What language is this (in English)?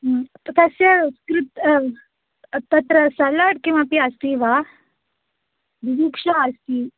Sanskrit